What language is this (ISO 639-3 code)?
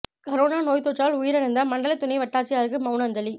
tam